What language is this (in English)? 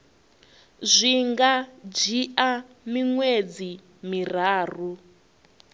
Venda